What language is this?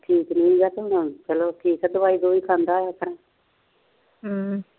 Punjabi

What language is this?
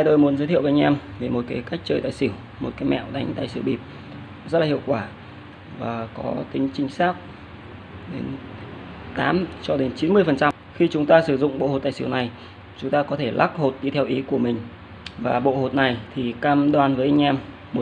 Vietnamese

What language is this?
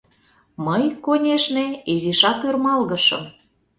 Mari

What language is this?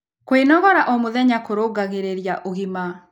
Kikuyu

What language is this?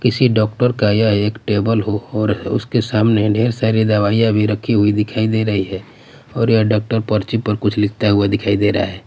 Hindi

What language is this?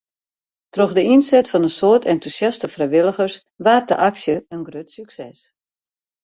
Western Frisian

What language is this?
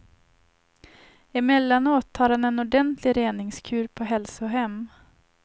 Swedish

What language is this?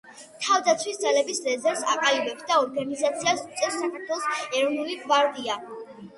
Georgian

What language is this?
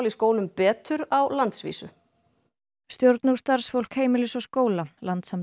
Icelandic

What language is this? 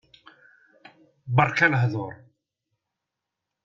Kabyle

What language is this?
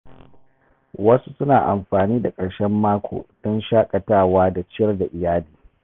Hausa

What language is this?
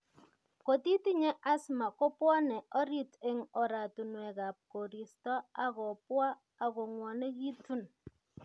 Kalenjin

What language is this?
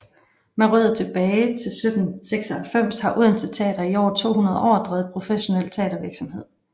Danish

